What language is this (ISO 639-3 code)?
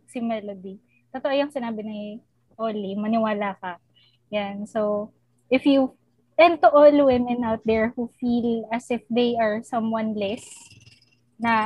fil